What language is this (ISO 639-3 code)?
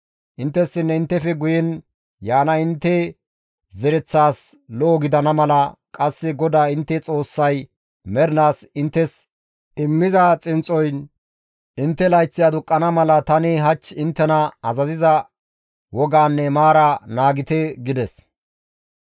gmv